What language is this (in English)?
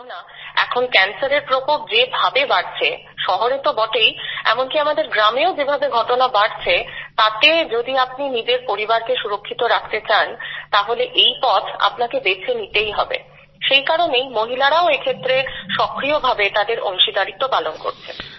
Bangla